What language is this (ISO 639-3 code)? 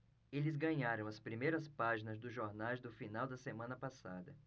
por